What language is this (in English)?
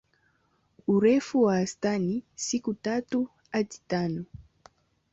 Swahili